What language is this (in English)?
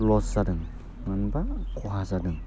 Bodo